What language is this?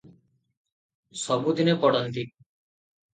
Odia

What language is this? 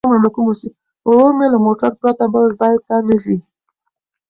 Pashto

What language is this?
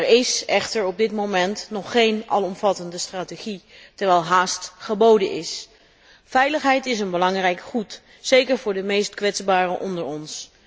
Dutch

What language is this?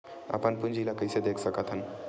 Chhattisgarhi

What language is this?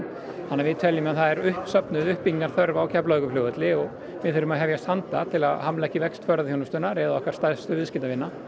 Icelandic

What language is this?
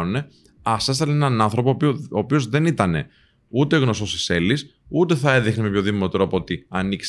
Greek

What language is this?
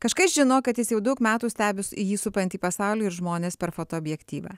Lithuanian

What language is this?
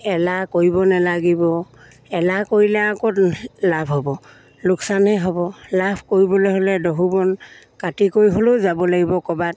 Assamese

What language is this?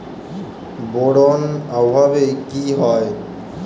Bangla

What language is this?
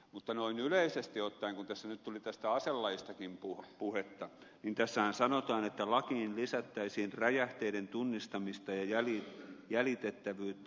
Finnish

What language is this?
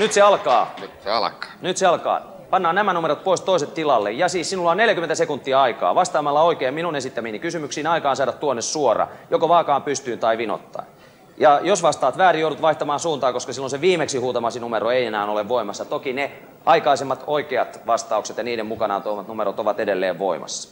Finnish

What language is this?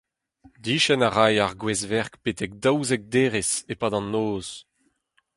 Breton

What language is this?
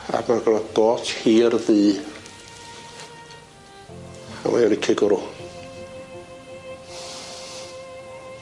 Welsh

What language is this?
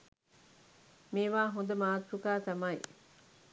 Sinhala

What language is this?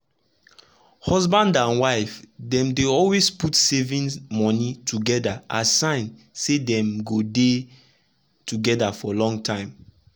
Nigerian Pidgin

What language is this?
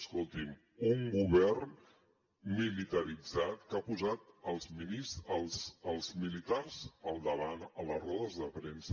Catalan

